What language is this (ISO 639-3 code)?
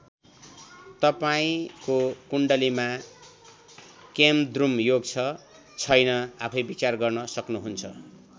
nep